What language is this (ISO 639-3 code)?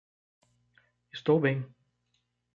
por